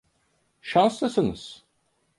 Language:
Turkish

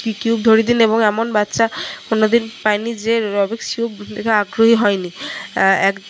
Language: Bangla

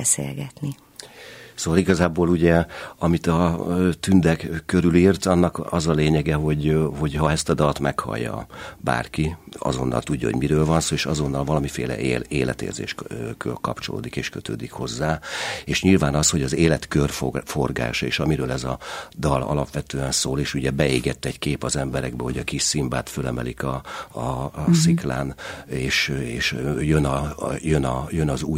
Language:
Hungarian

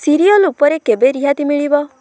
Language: Odia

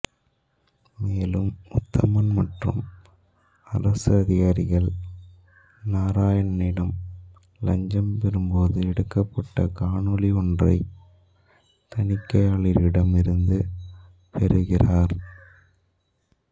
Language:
Tamil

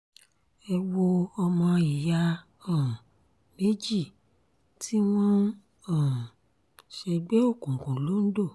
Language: Yoruba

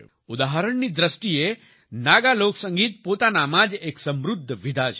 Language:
Gujarati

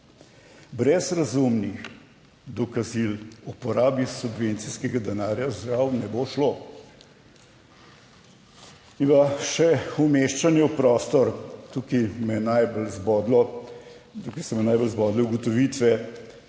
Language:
Slovenian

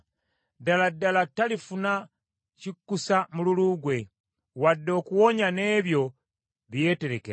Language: Ganda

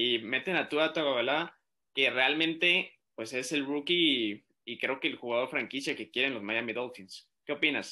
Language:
Spanish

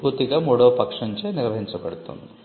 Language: Telugu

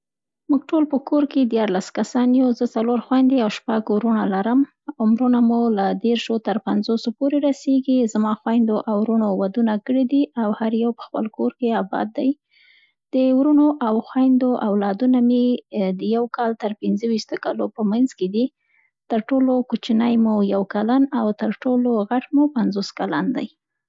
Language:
Central Pashto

